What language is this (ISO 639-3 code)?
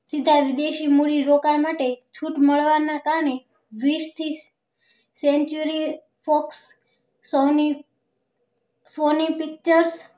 guj